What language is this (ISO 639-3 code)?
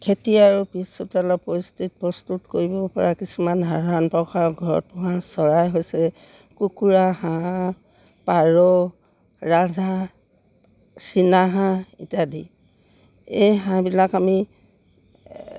asm